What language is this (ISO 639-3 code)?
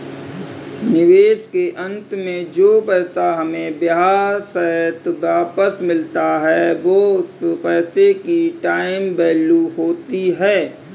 hin